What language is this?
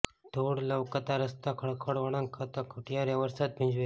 Gujarati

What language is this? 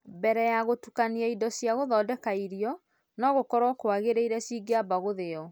Kikuyu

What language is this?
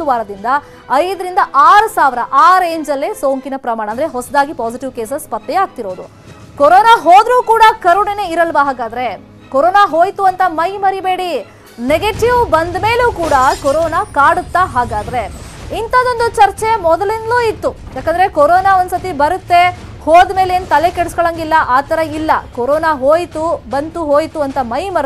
Kannada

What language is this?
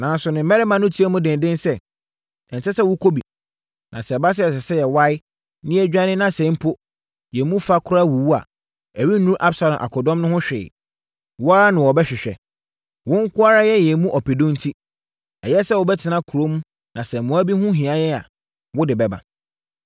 Akan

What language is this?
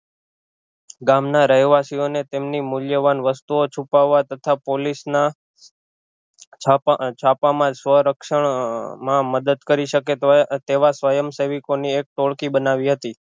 Gujarati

